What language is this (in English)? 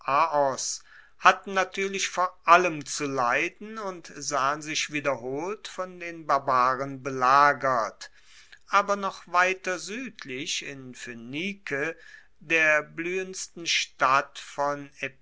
German